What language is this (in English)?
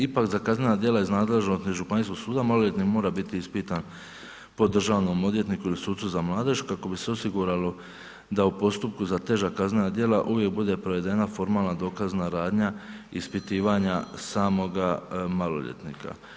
Croatian